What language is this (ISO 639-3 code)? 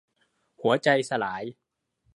tha